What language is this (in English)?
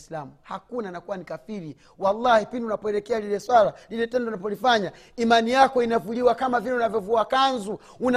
Swahili